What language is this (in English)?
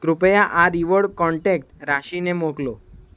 Gujarati